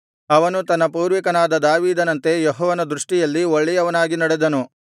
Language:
Kannada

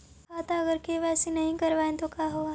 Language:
Magahi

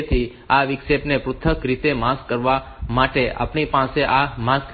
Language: Gujarati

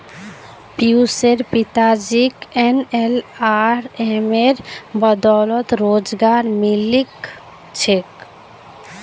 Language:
Magahi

